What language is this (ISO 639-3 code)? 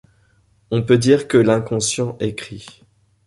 fra